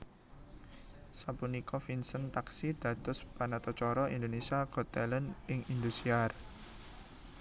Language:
Javanese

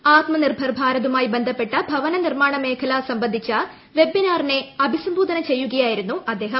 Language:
Malayalam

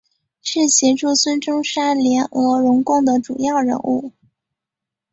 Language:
Chinese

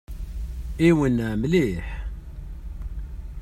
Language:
Kabyle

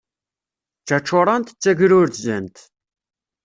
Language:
Kabyle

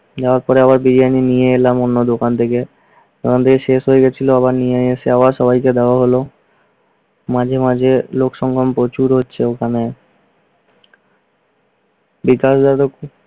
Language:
Bangla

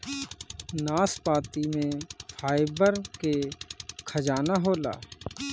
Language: Bhojpuri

